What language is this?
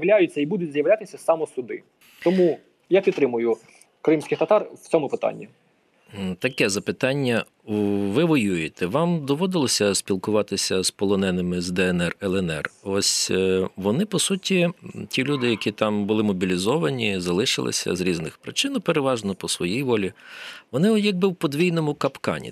Ukrainian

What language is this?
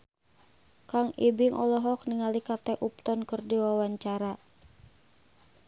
Sundanese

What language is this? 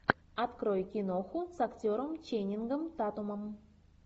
Russian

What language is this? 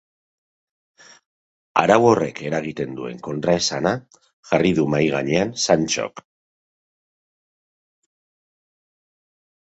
Basque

